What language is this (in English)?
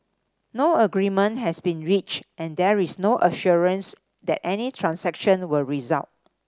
English